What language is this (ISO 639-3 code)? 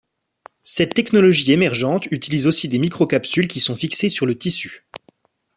fra